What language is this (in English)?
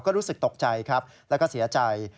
Thai